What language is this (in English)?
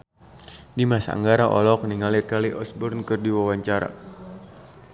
Sundanese